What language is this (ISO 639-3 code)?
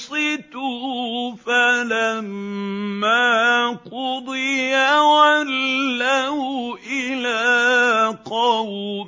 ara